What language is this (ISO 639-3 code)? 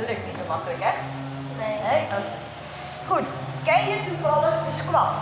nld